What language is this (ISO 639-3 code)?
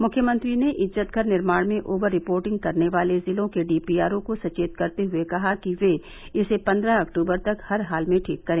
hin